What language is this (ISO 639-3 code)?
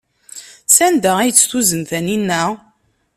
kab